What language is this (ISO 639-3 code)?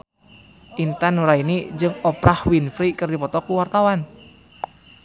sun